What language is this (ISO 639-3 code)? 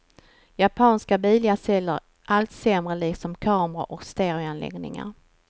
swe